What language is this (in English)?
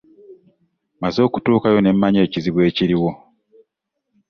Ganda